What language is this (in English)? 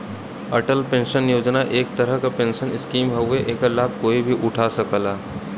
Bhojpuri